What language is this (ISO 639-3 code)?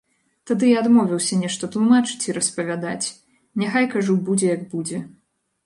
bel